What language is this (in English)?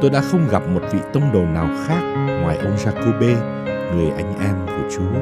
Vietnamese